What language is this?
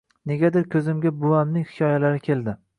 Uzbek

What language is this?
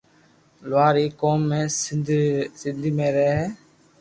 Loarki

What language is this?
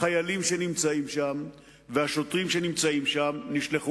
Hebrew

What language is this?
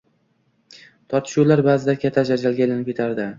Uzbek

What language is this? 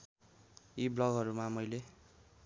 Nepali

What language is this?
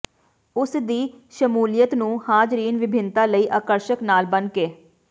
Punjabi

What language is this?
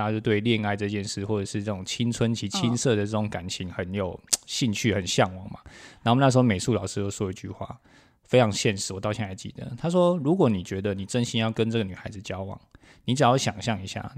Chinese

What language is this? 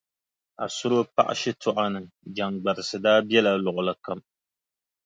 Dagbani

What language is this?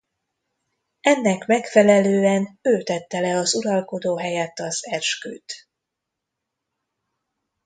Hungarian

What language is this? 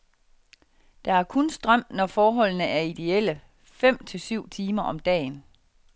Danish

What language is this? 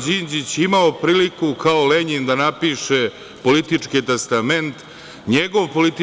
Serbian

